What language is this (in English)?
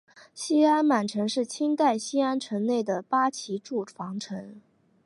Chinese